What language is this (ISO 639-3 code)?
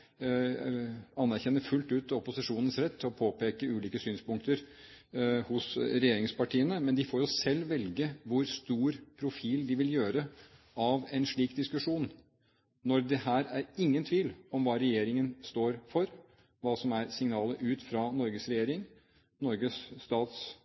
nob